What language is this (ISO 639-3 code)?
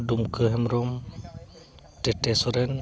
sat